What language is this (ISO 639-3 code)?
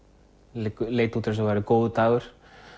isl